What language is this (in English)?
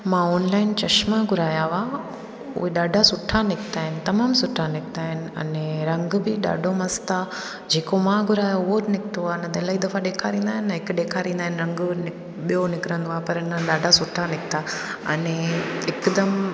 Sindhi